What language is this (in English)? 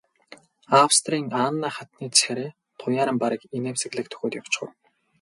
Mongolian